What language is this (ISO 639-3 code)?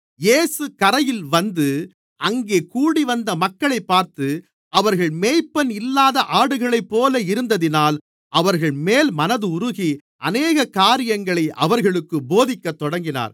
tam